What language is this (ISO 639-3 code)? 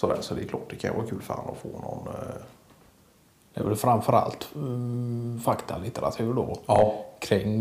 swe